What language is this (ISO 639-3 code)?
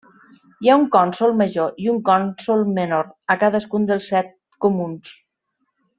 cat